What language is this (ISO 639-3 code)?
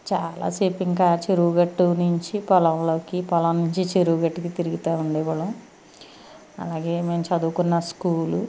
tel